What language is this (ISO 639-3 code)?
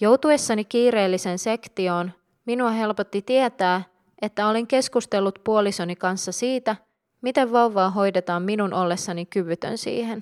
fin